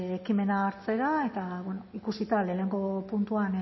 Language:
Basque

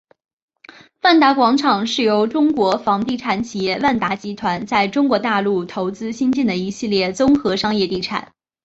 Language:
Chinese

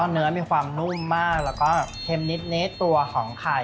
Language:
Thai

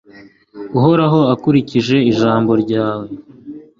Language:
Kinyarwanda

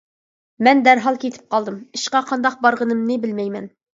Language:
Uyghur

